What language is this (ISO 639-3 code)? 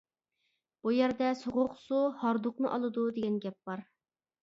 uig